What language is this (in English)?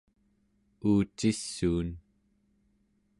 Central Yupik